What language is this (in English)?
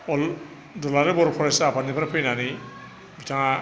Bodo